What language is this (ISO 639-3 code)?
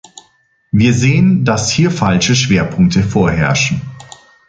deu